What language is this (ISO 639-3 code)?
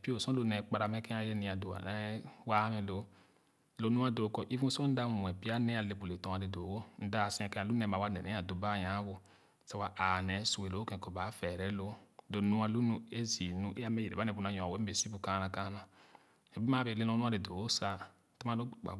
ogo